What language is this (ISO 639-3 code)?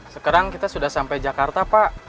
ind